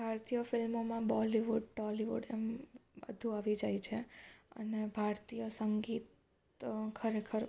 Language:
Gujarati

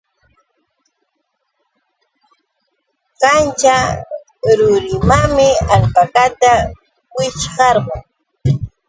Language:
Yauyos Quechua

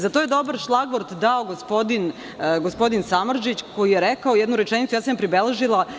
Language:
Serbian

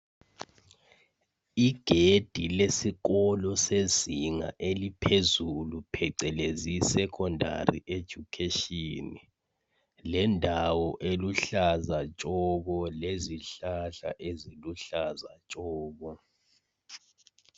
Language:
North Ndebele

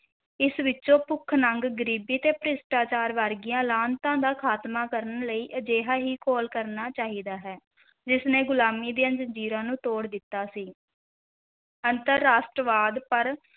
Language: Punjabi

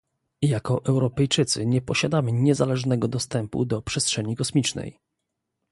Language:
Polish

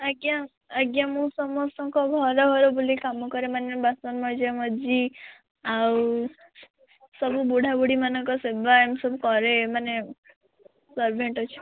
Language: Odia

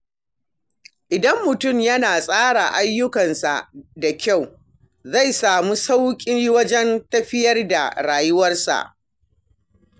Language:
Hausa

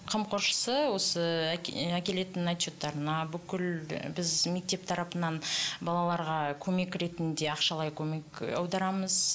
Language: Kazakh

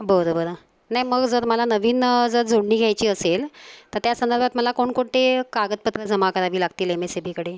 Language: Marathi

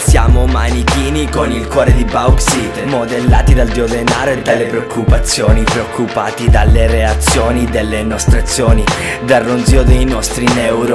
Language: Italian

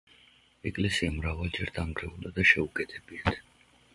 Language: Georgian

